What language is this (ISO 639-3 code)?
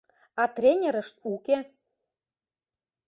chm